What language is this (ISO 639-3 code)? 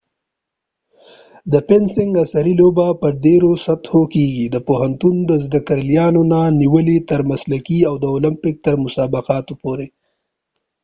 pus